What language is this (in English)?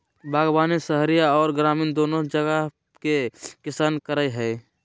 Magahi